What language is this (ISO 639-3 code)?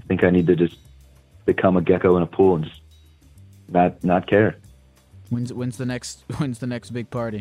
eng